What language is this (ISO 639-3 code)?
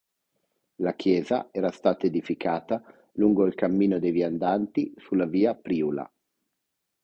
ita